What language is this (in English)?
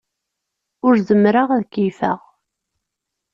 Kabyle